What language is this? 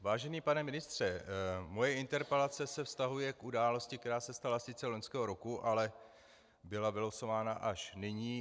Czech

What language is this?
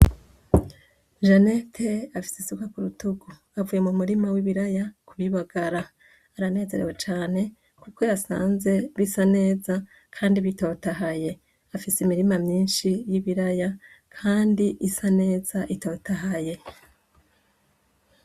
Rundi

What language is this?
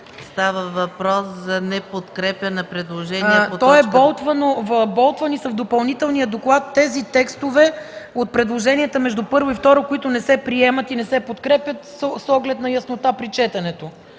Bulgarian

